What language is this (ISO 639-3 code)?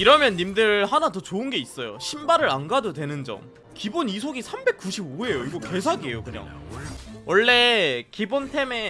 kor